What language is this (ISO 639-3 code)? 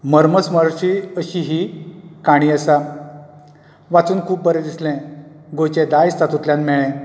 kok